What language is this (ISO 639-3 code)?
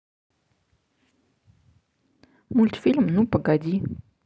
rus